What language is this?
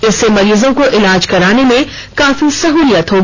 Hindi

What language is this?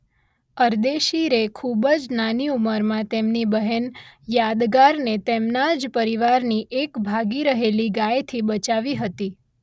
Gujarati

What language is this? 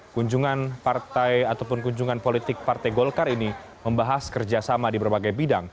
Indonesian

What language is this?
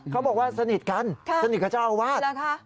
Thai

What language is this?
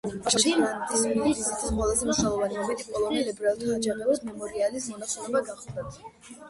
Georgian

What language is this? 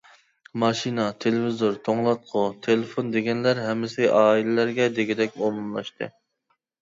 Uyghur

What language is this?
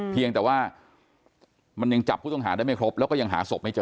Thai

